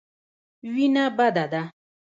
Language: Pashto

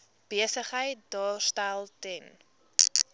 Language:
Afrikaans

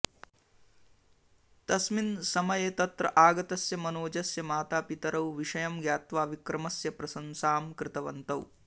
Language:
Sanskrit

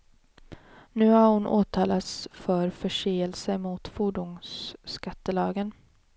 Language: Swedish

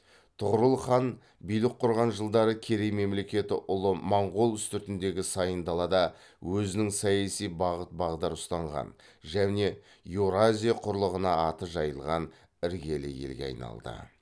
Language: Kazakh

